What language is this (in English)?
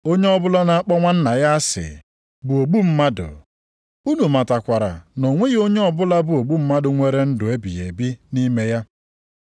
Igbo